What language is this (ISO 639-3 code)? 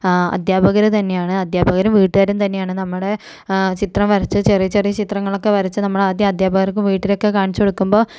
mal